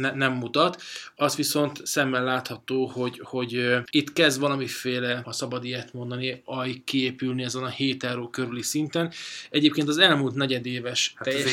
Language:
Hungarian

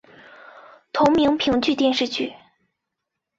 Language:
Chinese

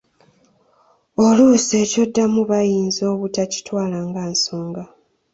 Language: Ganda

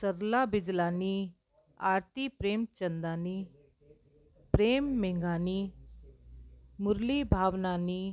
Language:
Sindhi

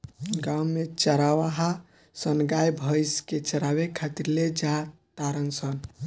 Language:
Bhojpuri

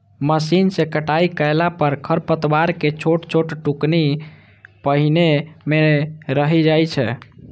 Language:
Maithili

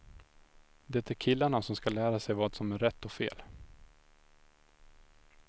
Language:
Swedish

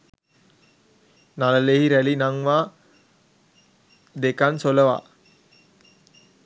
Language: Sinhala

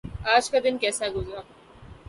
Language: Urdu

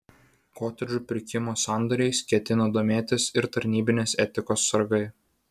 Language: Lithuanian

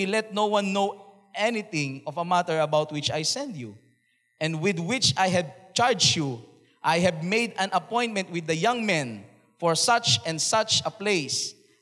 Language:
Filipino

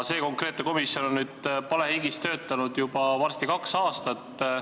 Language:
Estonian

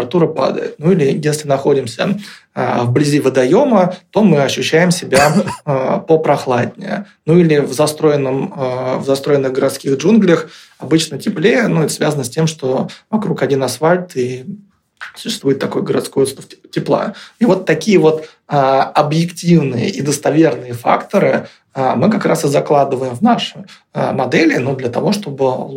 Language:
Russian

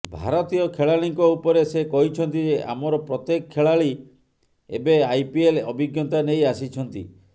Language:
Odia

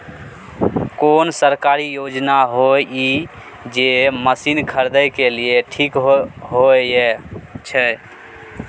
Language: Maithili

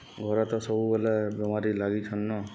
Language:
Odia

